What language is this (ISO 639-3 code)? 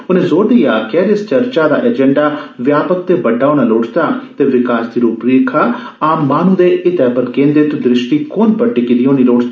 doi